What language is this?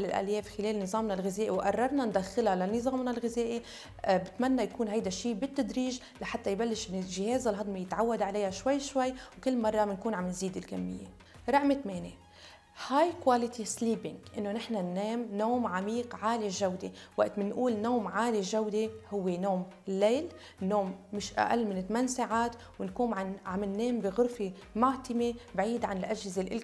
Arabic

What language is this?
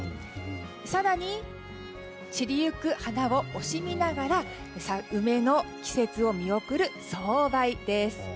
Japanese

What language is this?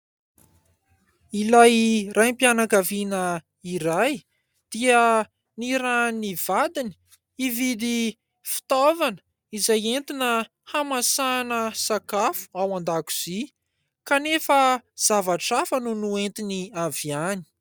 Malagasy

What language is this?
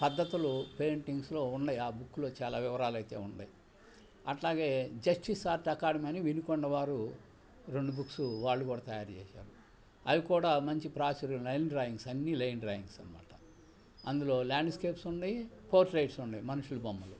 Telugu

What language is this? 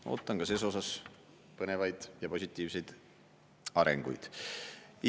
Estonian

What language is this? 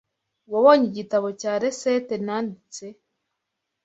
Kinyarwanda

